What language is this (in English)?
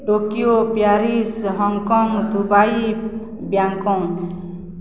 Odia